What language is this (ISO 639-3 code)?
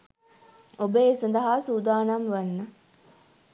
sin